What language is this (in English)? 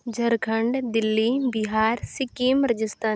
Santali